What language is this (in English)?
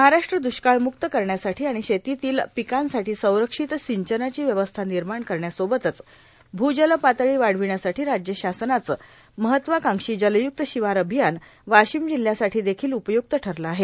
Marathi